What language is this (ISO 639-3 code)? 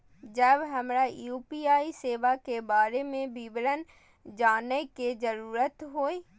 mai